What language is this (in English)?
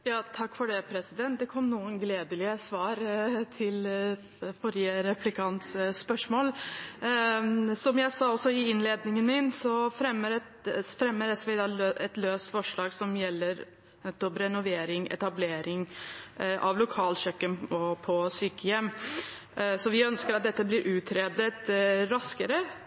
Norwegian Bokmål